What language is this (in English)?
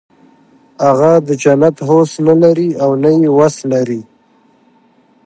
Pashto